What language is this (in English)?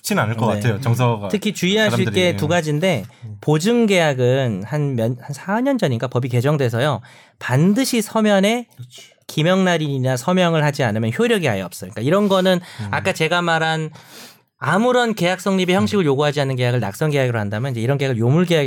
Korean